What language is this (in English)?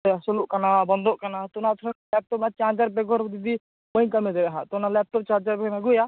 Santali